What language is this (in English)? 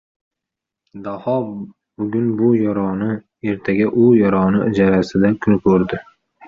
Uzbek